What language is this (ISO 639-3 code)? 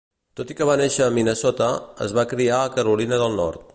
cat